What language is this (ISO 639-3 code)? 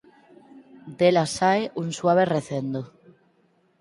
glg